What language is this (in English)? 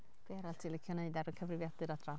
Welsh